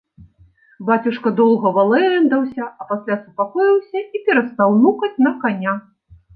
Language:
Belarusian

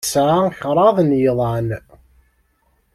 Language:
Kabyle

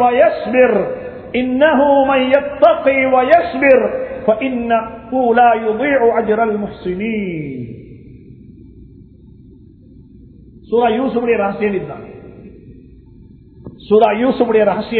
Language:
Tamil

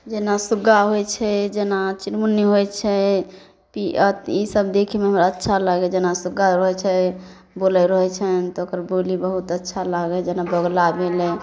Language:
Maithili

